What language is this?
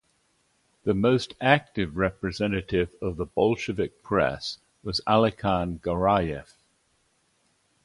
English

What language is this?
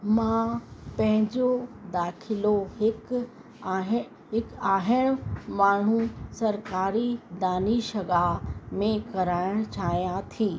Sindhi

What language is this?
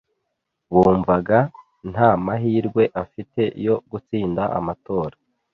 Kinyarwanda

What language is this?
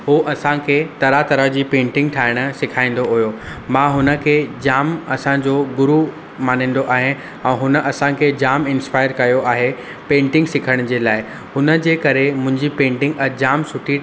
Sindhi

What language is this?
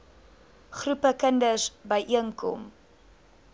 Afrikaans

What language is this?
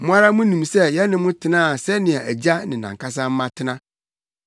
Akan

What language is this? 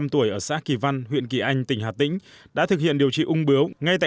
Vietnamese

